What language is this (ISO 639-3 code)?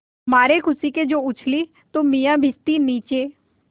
hin